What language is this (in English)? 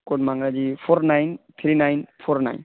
Urdu